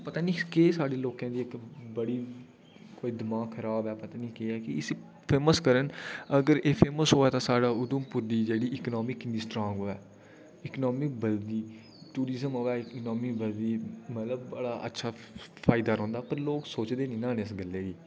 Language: Dogri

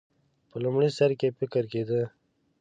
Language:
Pashto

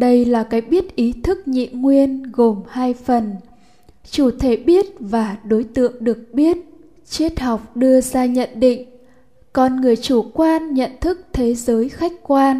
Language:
Vietnamese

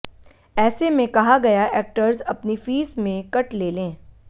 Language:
Hindi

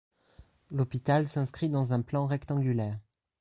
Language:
French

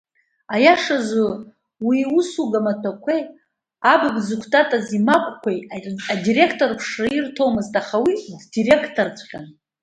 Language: Abkhazian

